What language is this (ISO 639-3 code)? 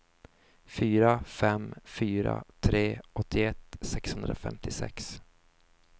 swe